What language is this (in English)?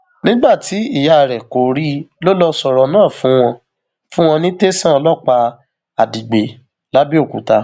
Yoruba